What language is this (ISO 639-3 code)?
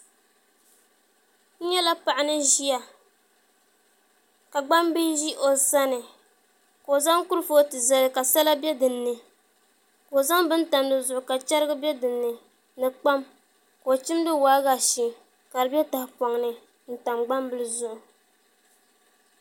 dag